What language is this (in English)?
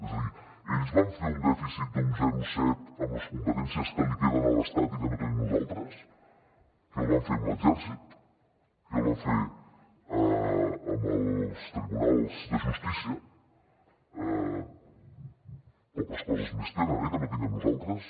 Catalan